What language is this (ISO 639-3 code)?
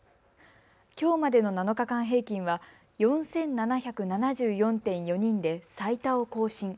jpn